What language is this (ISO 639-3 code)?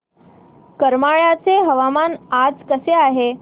mar